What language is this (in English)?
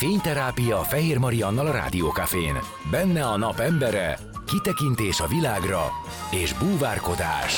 Hungarian